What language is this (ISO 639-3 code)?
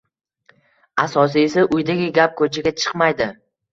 uzb